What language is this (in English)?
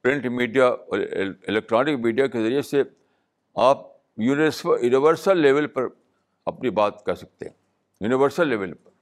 Urdu